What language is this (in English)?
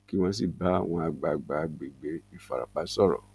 Yoruba